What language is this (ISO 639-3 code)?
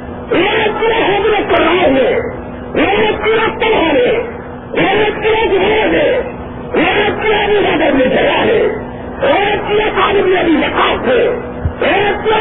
urd